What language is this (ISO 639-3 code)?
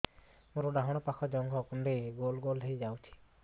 ori